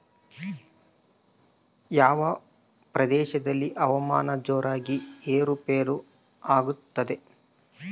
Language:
Kannada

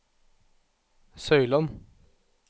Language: Norwegian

